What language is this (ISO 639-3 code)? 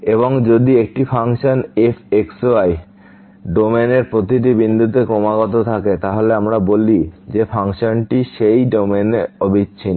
ben